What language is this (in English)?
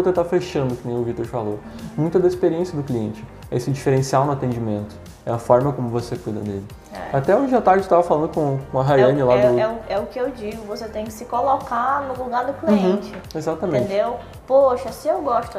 Portuguese